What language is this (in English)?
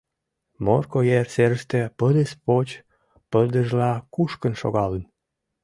Mari